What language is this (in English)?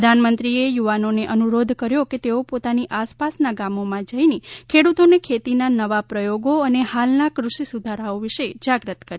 Gujarati